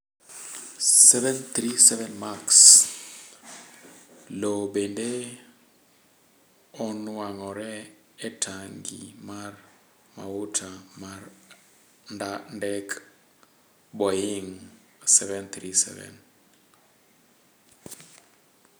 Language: Luo (Kenya and Tanzania)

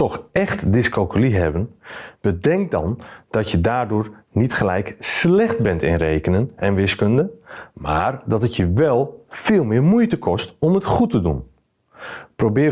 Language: Dutch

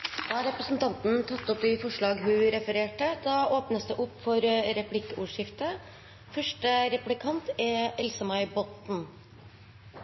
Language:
Norwegian Bokmål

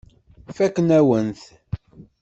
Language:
Kabyle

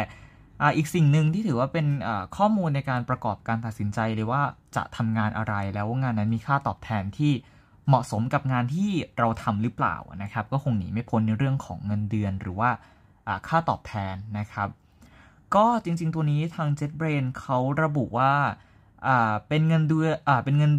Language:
Thai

